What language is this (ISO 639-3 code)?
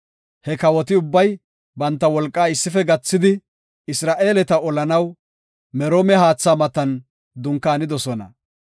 gof